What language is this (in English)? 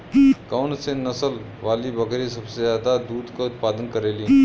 Bhojpuri